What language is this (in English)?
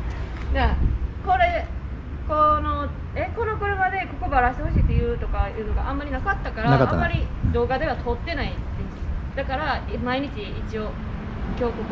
Japanese